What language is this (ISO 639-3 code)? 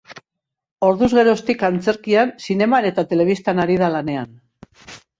eus